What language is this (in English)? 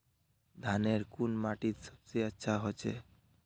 Magahi